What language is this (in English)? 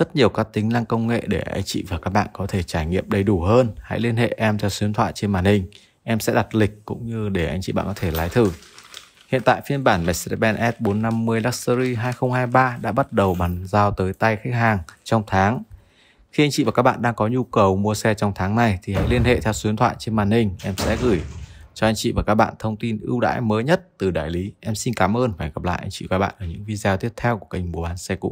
Vietnamese